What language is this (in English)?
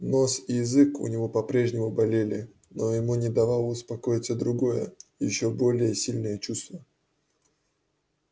Russian